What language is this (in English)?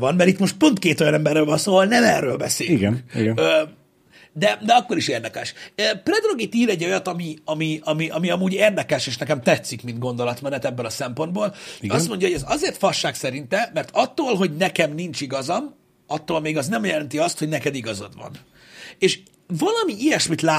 Hungarian